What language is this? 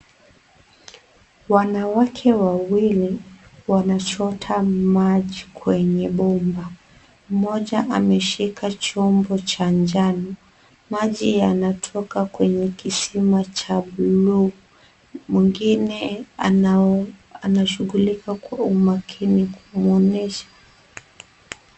Swahili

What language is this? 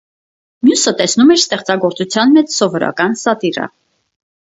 Armenian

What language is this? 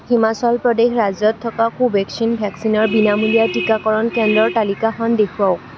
Assamese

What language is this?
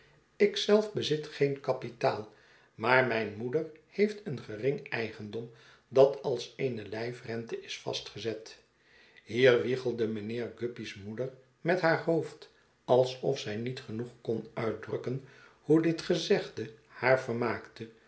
Dutch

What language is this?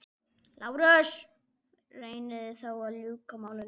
Icelandic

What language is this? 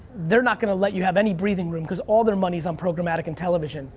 English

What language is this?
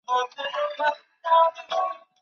Chinese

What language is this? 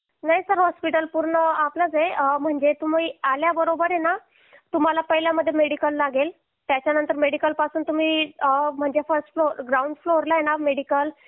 Marathi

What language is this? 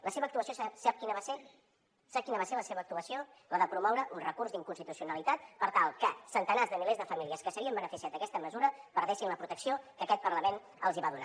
Catalan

